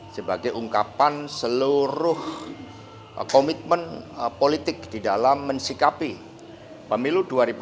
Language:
Indonesian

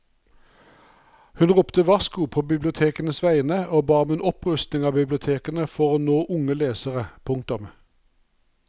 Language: Norwegian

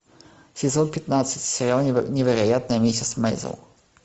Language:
Russian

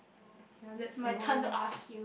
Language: English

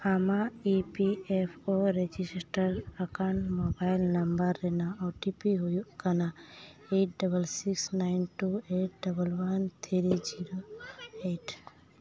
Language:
Santali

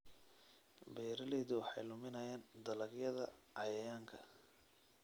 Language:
Somali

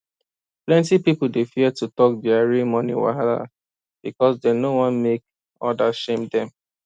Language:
Nigerian Pidgin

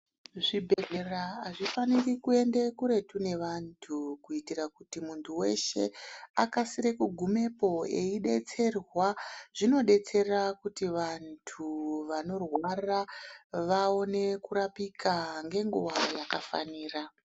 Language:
Ndau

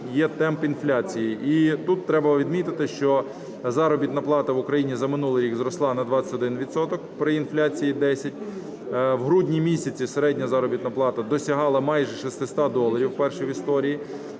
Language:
Ukrainian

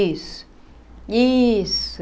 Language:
Portuguese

